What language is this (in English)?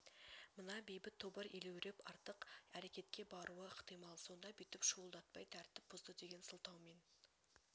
Kazakh